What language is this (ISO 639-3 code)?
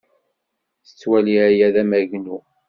kab